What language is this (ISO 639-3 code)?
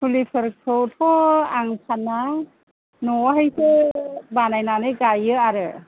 brx